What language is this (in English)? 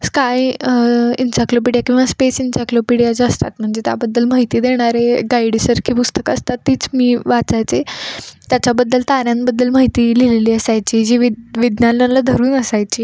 Marathi